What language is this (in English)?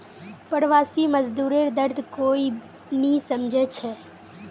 Magahi